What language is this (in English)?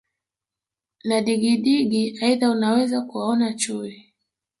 Swahili